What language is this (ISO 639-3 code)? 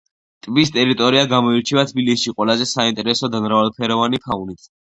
kat